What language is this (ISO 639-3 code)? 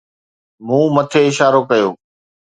snd